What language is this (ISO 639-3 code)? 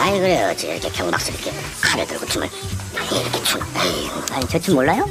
kor